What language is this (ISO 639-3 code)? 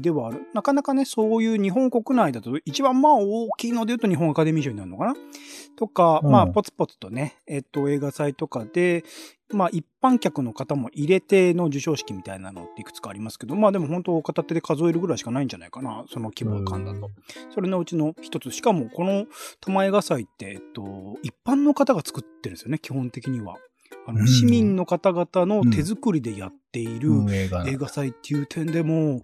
jpn